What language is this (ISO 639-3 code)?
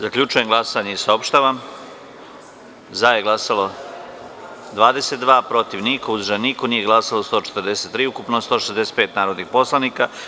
srp